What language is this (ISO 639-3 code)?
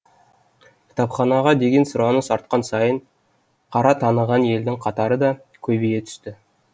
kaz